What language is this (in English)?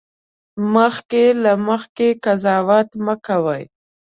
Pashto